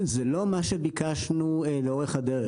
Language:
Hebrew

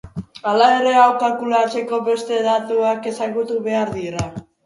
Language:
Basque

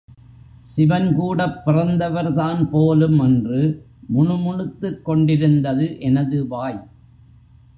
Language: Tamil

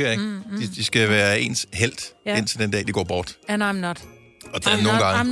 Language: Danish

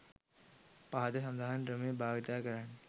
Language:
Sinhala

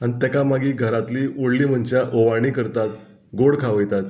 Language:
Konkani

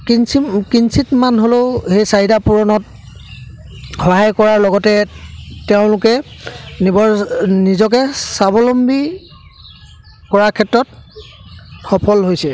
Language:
Assamese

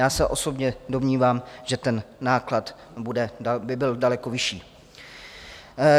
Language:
Czech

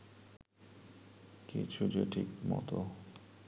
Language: Bangla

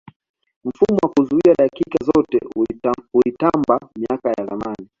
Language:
Swahili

